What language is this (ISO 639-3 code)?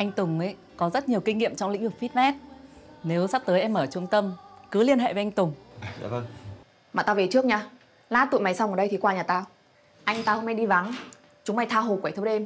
vie